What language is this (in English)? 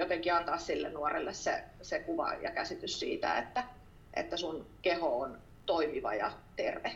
Finnish